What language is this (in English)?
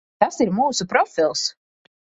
Latvian